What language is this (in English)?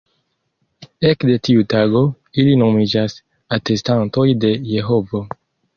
Esperanto